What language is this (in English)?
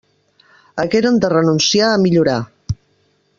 Catalan